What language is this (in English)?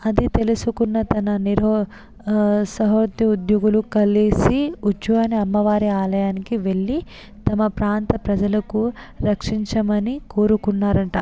Telugu